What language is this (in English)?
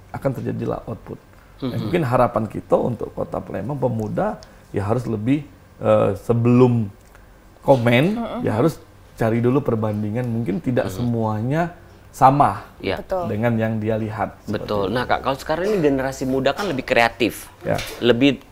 Indonesian